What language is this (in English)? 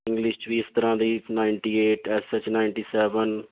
Punjabi